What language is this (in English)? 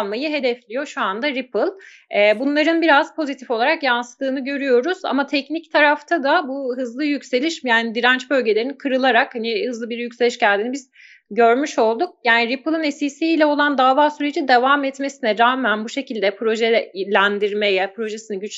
Turkish